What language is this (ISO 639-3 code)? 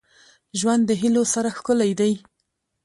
pus